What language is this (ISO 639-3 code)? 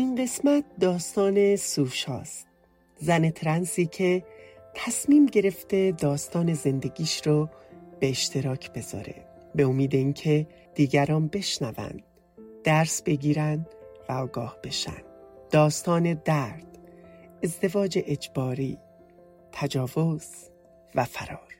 fas